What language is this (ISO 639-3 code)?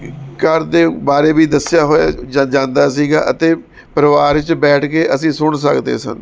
pan